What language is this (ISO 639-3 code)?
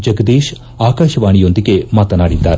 kan